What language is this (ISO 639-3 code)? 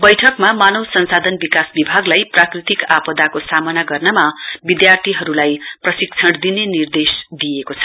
nep